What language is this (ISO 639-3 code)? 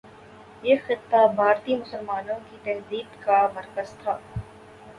urd